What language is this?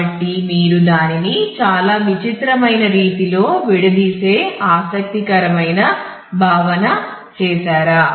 Telugu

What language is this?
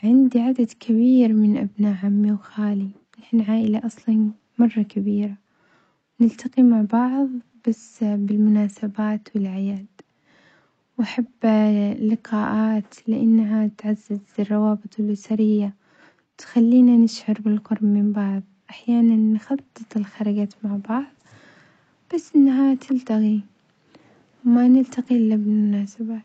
Omani Arabic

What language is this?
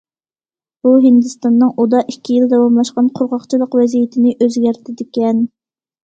Uyghur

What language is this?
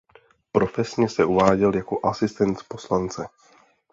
Czech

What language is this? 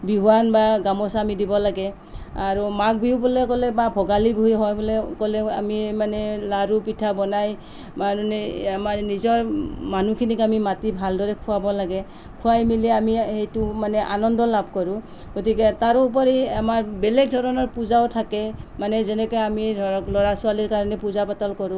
Assamese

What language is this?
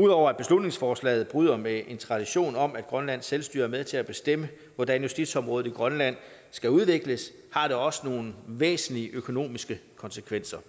Danish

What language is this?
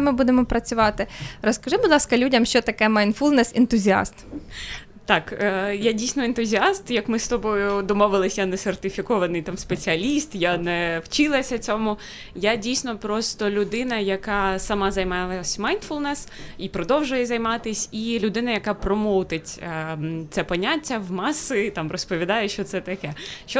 Ukrainian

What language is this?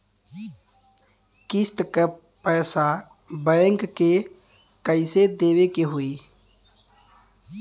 Bhojpuri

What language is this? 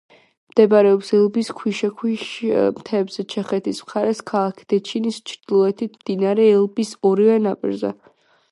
Georgian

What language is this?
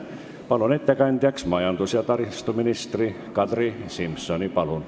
Estonian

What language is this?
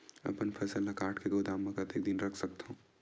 Chhattisgarhi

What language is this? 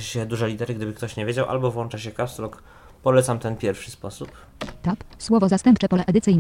Polish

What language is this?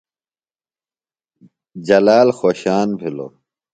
Phalura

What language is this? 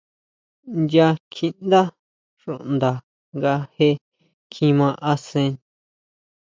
Huautla Mazatec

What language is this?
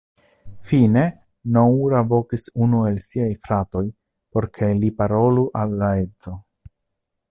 Esperanto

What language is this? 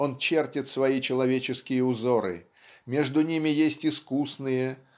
Russian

